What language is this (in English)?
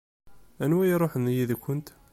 Kabyle